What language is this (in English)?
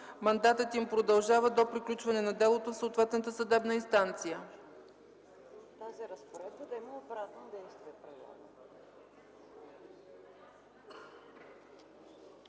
Bulgarian